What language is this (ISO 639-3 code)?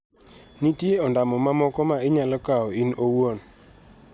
luo